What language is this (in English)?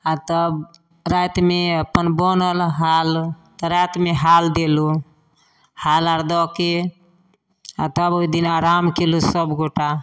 Maithili